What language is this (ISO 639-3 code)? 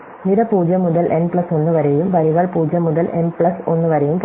mal